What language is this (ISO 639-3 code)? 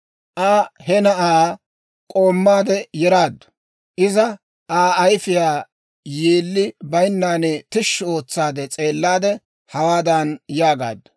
dwr